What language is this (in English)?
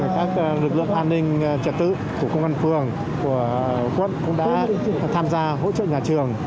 Vietnamese